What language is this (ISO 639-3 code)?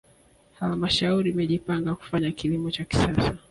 swa